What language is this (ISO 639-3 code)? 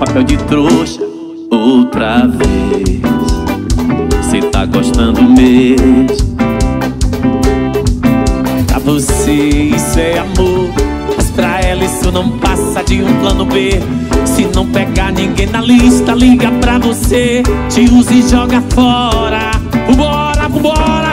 por